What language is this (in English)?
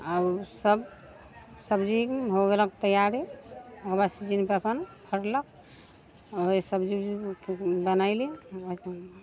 Maithili